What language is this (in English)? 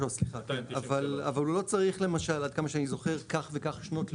Hebrew